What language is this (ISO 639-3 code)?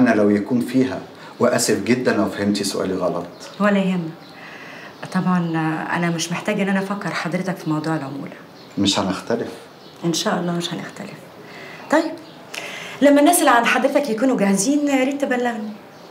ara